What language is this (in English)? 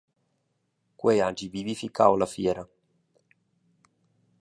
Romansh